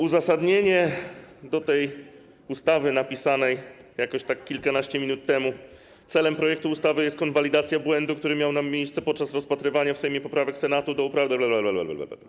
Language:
Polish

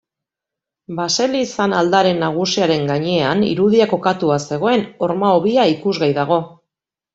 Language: Basque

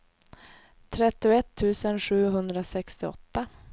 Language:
Swedish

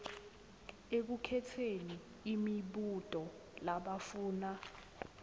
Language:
Swati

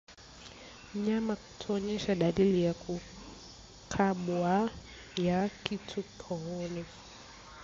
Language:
Swahili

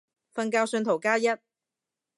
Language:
Cantonese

